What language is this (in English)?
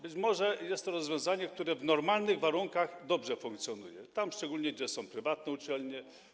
Polish